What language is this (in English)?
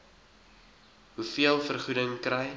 Afrikaans